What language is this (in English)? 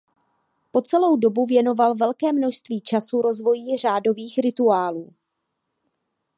Czech